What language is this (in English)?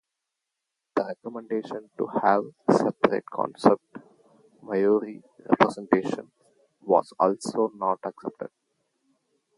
English